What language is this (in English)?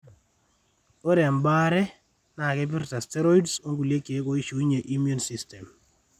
Masai